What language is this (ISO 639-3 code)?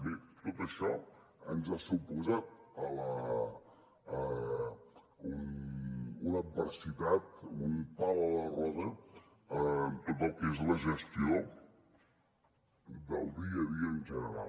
cat